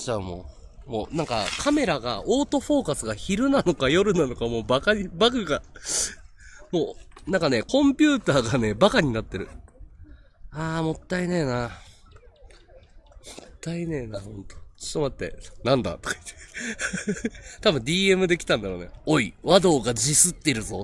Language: Japanese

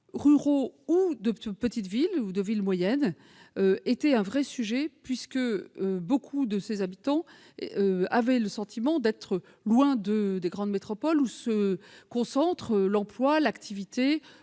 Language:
French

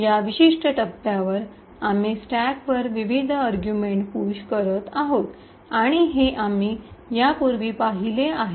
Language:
Marathi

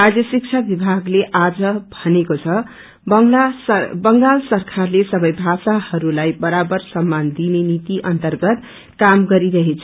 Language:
Nepali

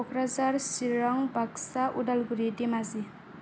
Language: Bodo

